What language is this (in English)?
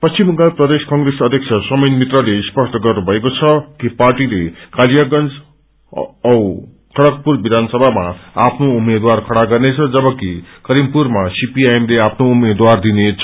Nepali